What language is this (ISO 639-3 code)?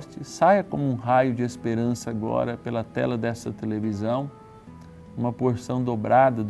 por